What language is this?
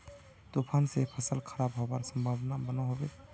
Magahi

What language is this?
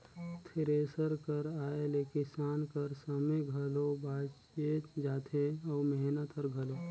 Chhattisgarhi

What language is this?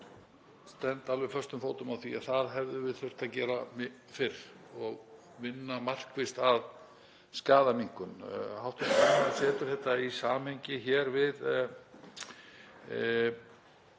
Icelandic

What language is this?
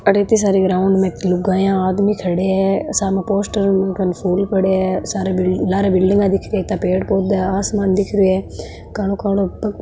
Marwari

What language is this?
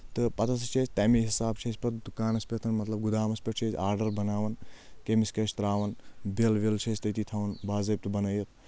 Kashmiri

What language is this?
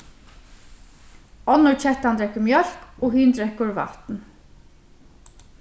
Faroese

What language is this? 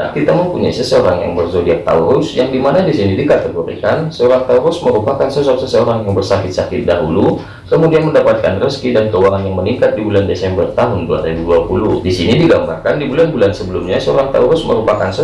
Indonesian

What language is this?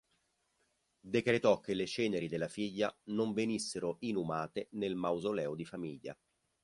Italian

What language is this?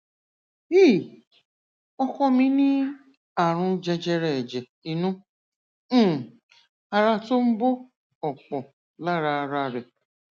Yoruba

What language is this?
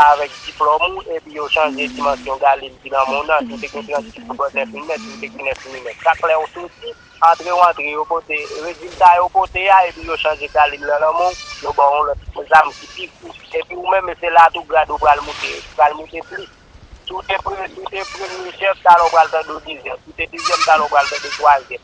French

